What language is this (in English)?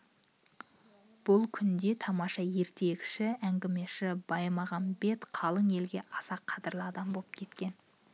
Kazakh